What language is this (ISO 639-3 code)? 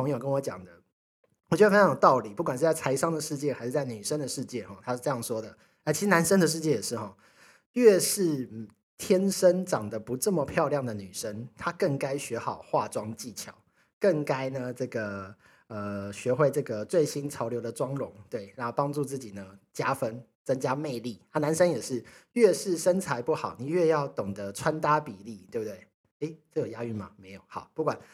zho